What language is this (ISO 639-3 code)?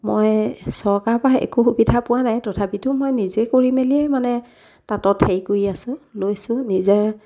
asm